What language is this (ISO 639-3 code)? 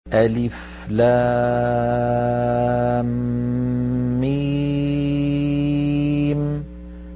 ara